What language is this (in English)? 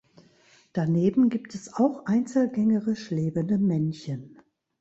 German